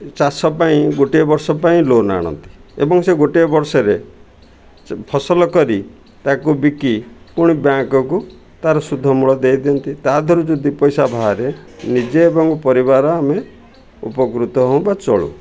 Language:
Odia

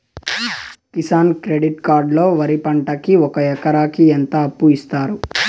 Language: Telugu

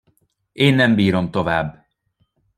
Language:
Hungarian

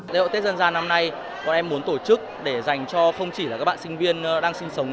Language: Vietnamese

